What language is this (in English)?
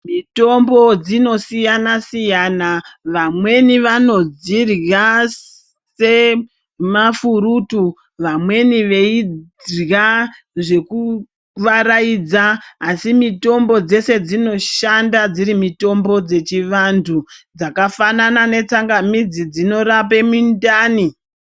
Ndau